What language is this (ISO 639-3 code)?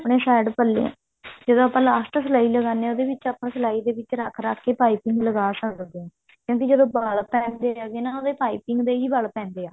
pan